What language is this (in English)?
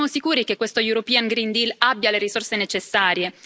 Italian